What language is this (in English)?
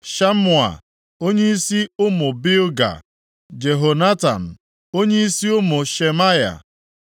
Igbo